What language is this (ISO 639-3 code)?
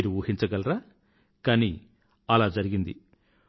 tel